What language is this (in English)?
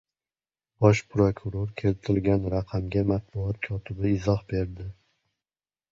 Uzbek